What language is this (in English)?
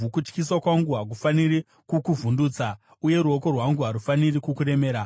Shona